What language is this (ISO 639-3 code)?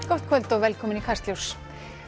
isl